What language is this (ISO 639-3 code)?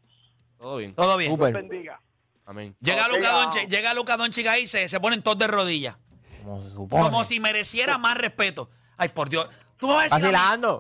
spa